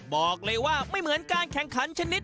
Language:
Thai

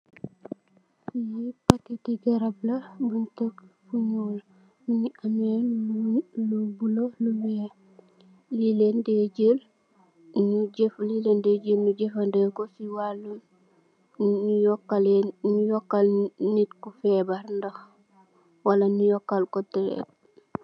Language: Wolof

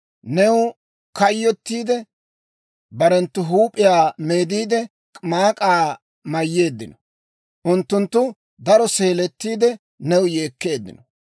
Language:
Dawro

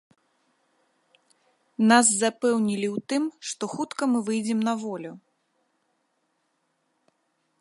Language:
Belarusian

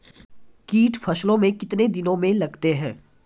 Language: Maithili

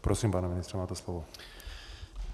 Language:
Czech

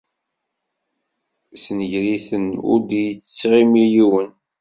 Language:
Kabyle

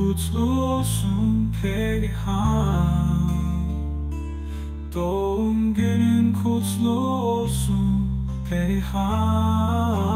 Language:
Turkish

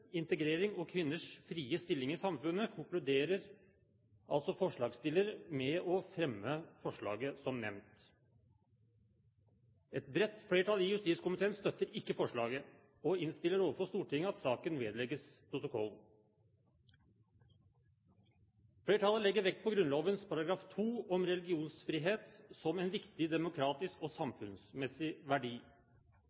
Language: Norwegian Bokmål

